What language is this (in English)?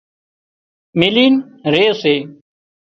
Wadiyara Koli